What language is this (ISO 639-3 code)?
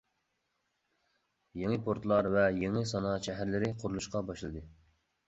uig